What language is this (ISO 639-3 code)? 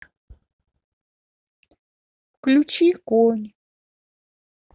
rus